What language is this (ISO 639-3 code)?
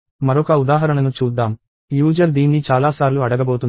tel